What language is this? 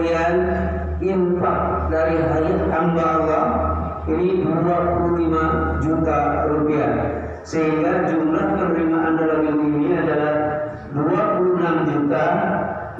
Indonesian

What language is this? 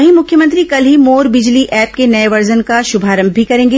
Hindi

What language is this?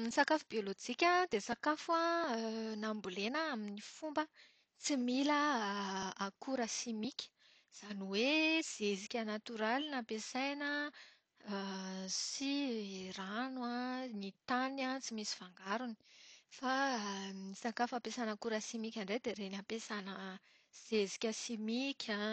Malagasy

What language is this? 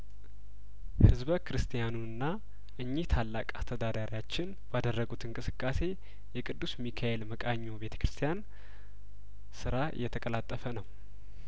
Amharic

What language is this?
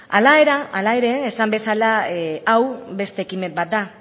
Basque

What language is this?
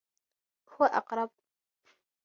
Arabic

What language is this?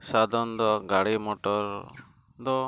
Santali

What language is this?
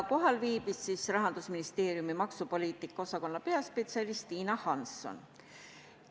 Estonian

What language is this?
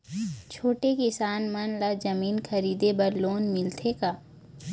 Chhattisgarhi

